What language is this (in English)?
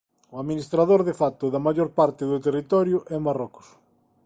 Galician